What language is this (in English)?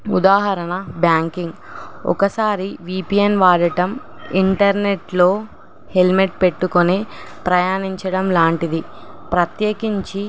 Telugu